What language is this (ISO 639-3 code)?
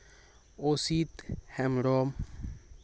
sat